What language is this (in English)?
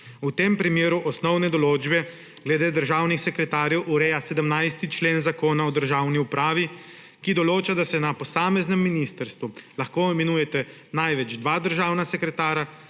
Slovenian